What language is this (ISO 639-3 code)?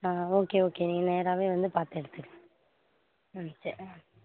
tam